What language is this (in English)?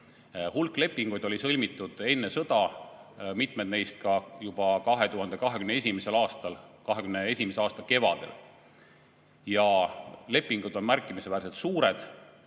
Estonian